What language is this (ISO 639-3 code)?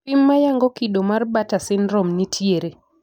luo